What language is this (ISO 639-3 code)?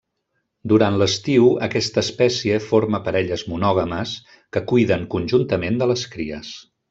cat